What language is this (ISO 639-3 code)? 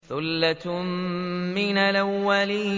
ara